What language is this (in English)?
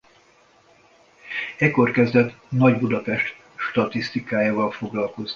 Hungarian